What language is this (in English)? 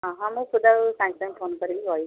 Odia